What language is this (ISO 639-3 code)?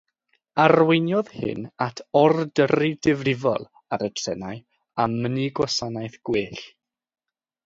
cym